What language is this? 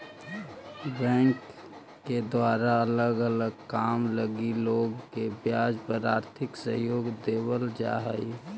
Magahi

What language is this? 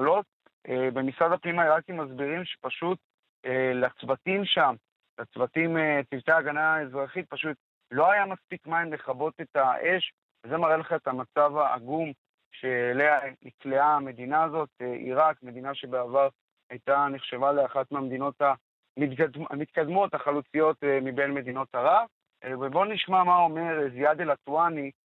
Hebrew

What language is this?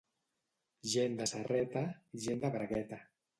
Catalan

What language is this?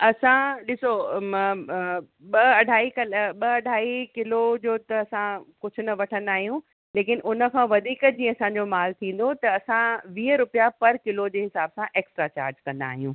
Sindhi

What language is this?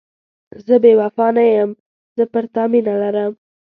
Pashto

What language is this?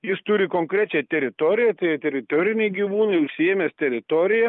Lithuanian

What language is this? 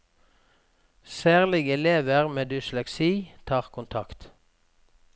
Norwegian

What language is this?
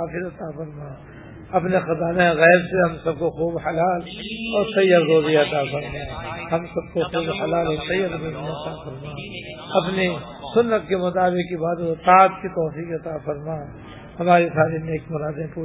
Urdu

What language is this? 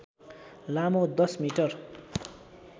Nepali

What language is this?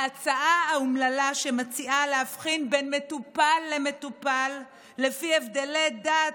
Hebrew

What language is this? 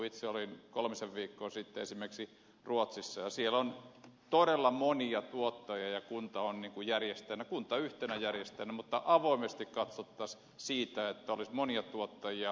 Finnish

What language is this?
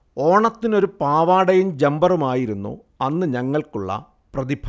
Malayalam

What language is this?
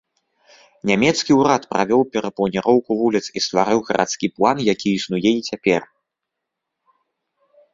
Belarusian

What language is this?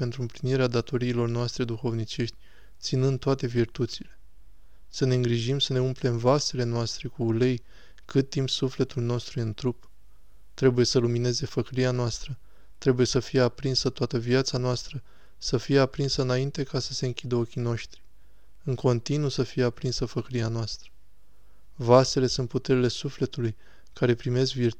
Romanian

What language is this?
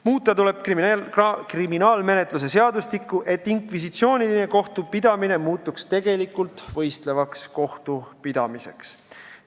Estonian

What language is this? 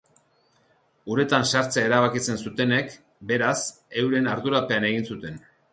Basque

